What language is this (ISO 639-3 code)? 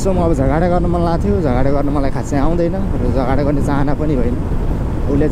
ind